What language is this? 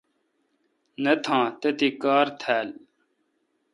Kalkoti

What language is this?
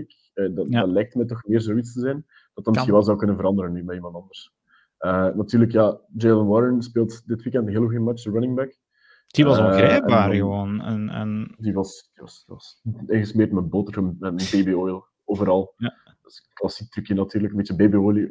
Dutch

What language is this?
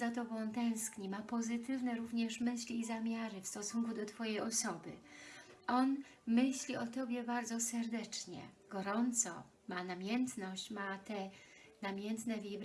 Polish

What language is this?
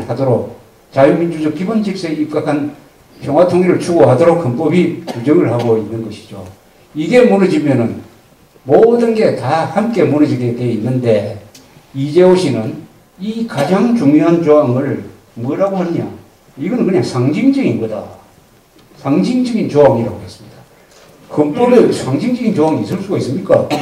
Korean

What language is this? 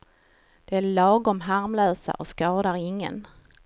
Swedish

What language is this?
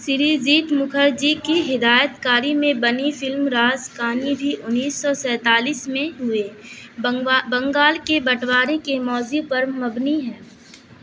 Urdu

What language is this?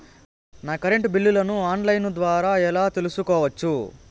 Telugu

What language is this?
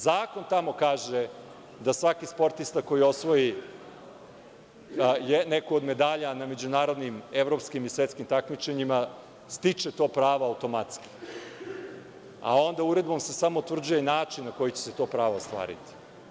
Serbian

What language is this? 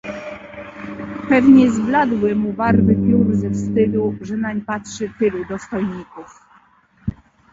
Polish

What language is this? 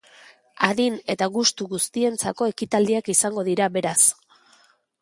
Basque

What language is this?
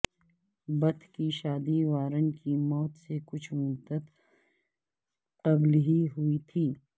Urdu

